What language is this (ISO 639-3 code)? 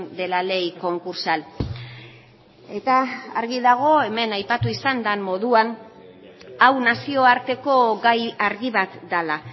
eus